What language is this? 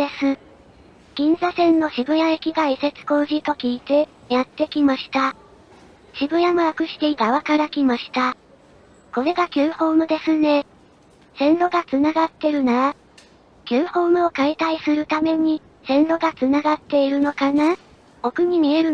Japanese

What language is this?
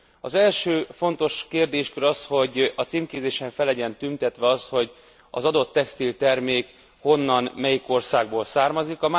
Hungarian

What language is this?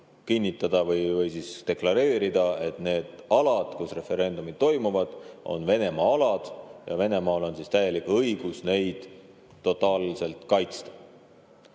Estonian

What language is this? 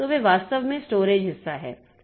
Hindi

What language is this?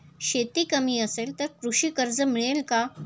Marathi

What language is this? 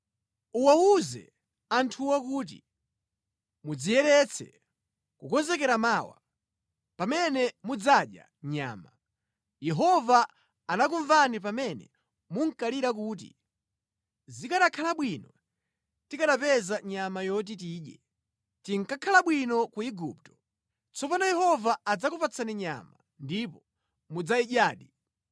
Nyanja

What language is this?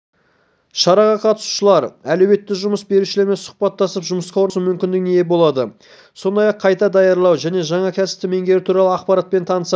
Kazakh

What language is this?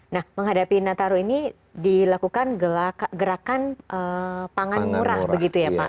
Indonesian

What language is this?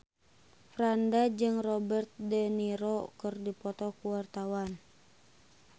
Sundanese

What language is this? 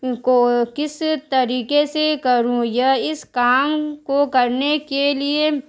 Urdu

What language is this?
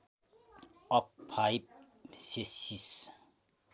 Nepali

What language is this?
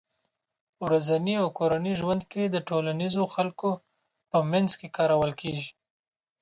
Pashto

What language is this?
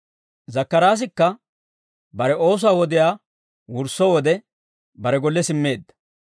Dawro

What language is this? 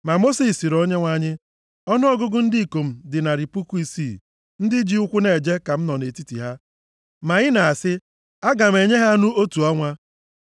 Igbo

